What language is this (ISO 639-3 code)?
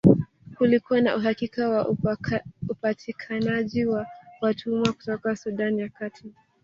swa